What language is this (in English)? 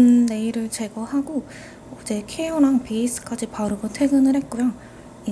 Korean